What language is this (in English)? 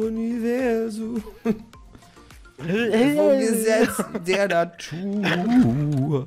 German